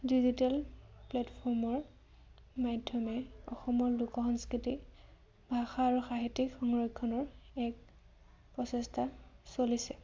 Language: Assamese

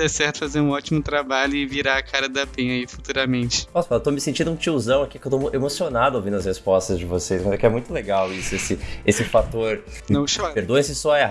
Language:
Portuguese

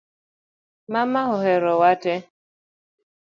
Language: Luo (Kenya and Tanzania)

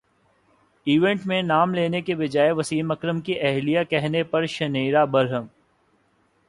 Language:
Urdu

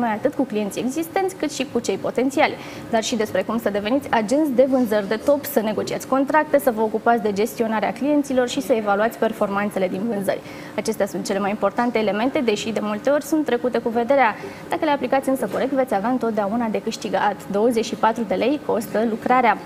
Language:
Romanian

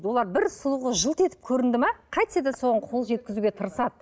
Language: Kazakh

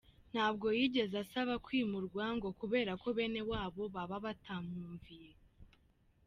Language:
Kinyarwanda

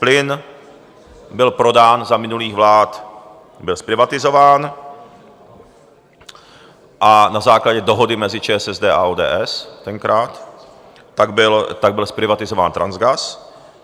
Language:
Czech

